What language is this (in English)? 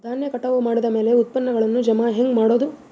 Kannada